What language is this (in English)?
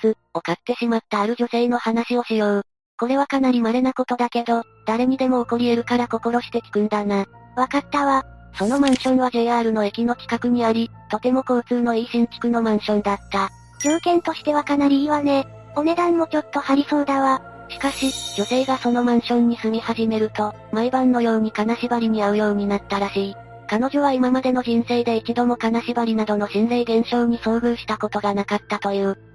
Japanese